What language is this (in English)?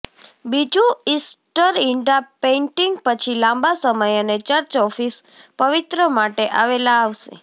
Gujarati